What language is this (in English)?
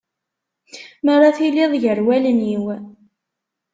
Kabyle